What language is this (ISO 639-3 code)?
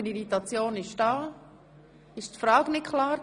gsw